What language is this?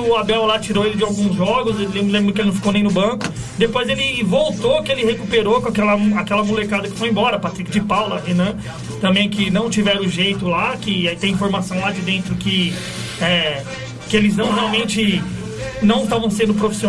Portuguese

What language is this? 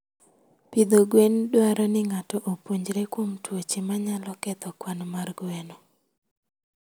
Luo (Kenya and Tanzania)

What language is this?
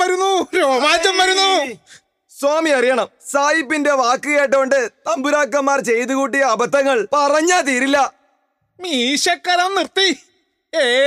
Malayalam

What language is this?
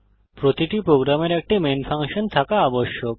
Bangla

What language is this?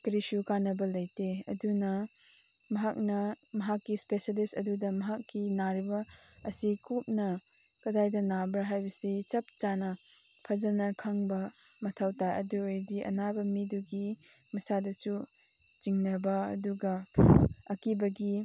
Manipuri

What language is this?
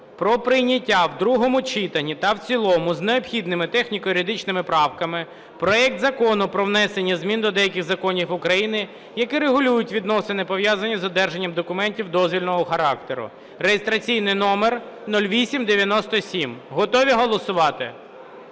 Ukrainian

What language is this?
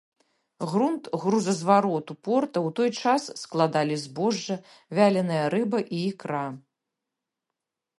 Belarusian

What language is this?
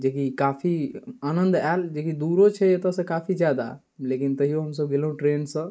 Maithili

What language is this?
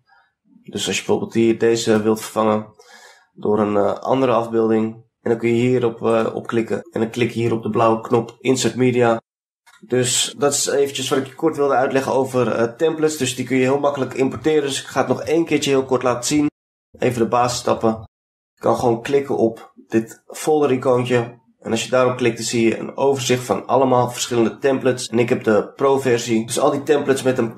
Dutch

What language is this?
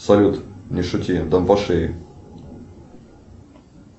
Russian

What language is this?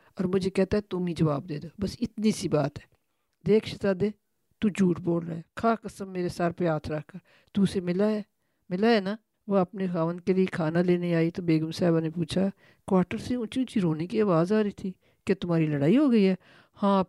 Urdu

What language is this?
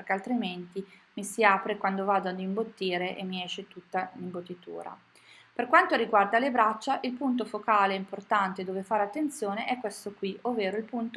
Italian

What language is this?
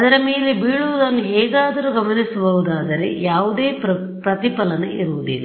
Kannada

